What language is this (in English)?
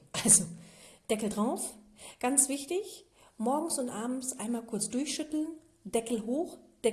German